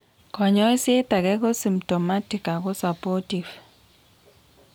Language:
Kalenjin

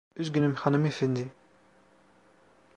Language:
Turkish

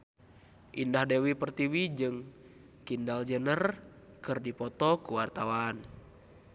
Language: Sundanese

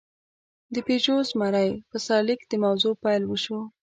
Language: Pashto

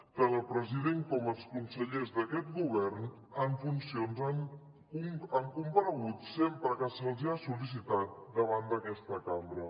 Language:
Catalan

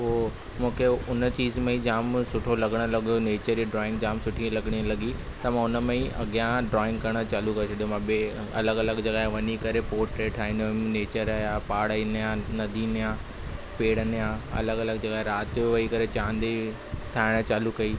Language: Sindhi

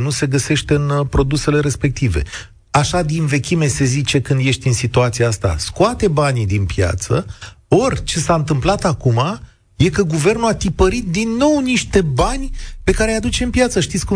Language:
Romanian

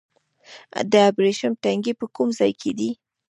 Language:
Pashto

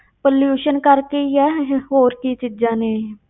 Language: Punjabi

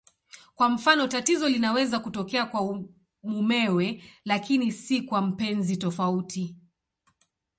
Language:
Swahili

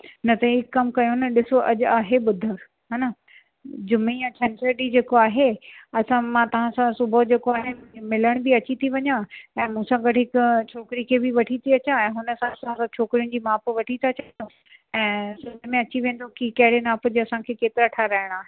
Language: Sindhi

